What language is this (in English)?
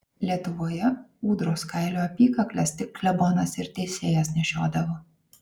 Lithuanian